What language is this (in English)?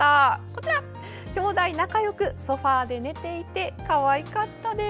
Japanese